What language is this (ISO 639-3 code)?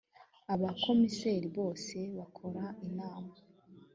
kin